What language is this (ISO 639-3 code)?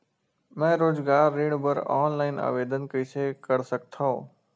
hne